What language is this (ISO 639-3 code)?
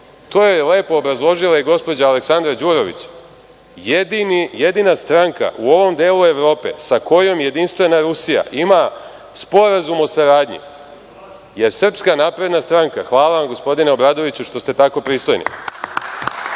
srp